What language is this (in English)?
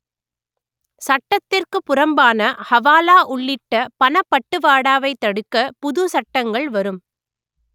Tamil